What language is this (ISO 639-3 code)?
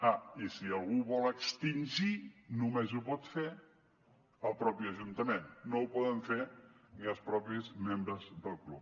cat